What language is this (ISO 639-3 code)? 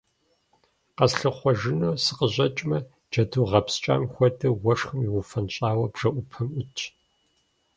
kbd